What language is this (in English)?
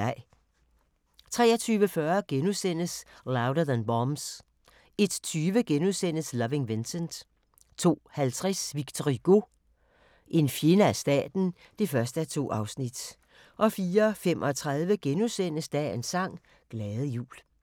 Danish